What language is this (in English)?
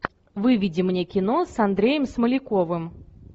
Russian